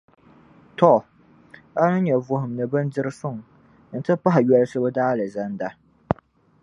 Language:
Dagbani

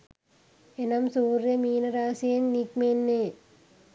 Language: Sinhala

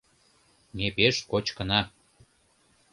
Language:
Mari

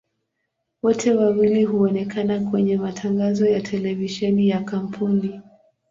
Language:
Swahili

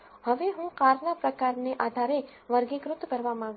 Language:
Gujarati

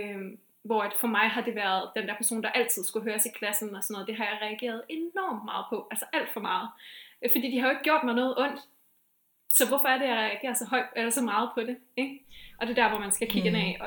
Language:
Danish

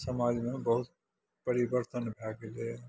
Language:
Maithili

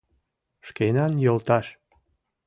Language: Mari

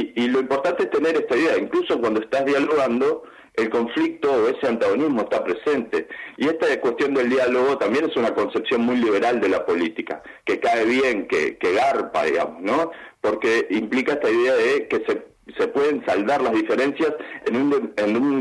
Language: Spanish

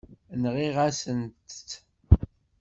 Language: Kabyle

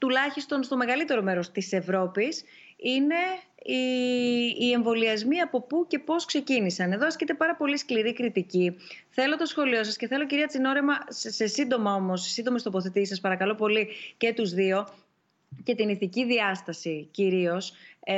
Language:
Greek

